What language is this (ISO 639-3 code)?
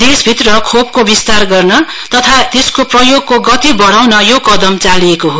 nep